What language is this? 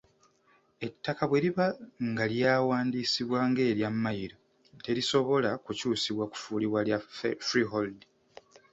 Ganda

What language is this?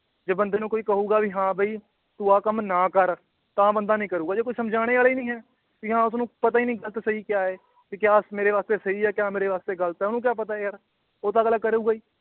Punjabi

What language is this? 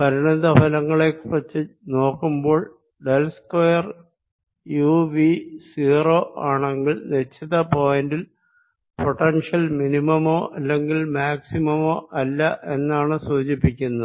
Malayalam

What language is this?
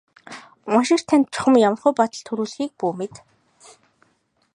Mongolian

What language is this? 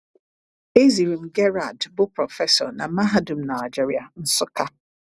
Igbo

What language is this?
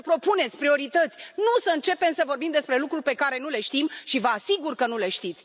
Romanian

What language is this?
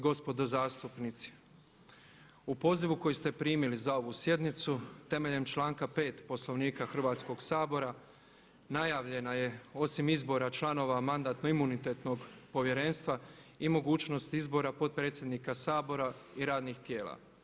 Croatian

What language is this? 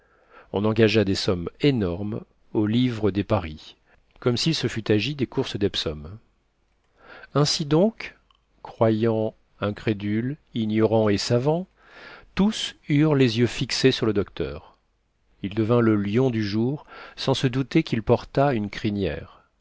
French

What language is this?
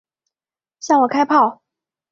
Chinese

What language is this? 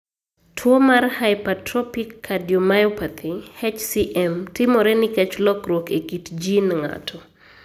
Luo (Kenya and Tanzania)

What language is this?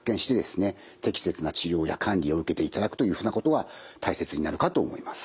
Japanese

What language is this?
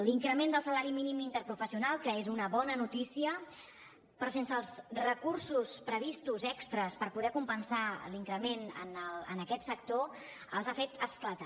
Catalan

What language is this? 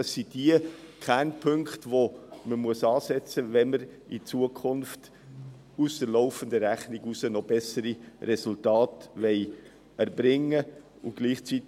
Swiss German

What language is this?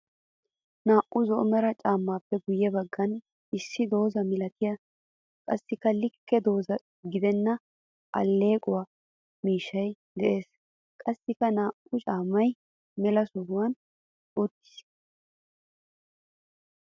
Wolaytta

